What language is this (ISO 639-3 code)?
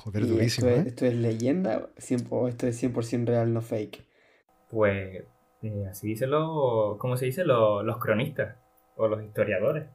spa